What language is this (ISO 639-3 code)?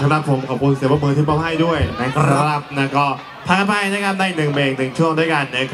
tha